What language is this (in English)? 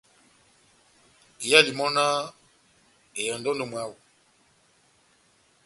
Batanga